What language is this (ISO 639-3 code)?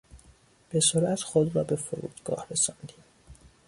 fas